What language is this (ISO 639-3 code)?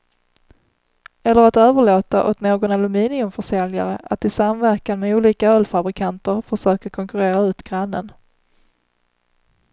swe